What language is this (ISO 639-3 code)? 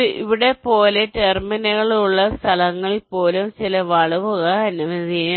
mal